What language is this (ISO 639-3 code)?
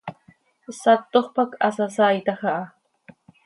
sei